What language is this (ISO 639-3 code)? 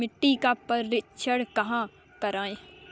hin